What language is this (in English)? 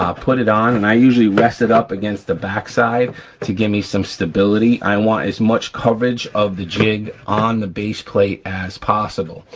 English